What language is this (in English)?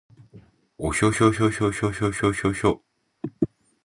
Japanese